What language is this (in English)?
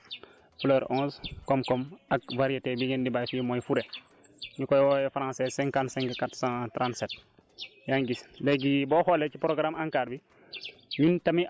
Wolof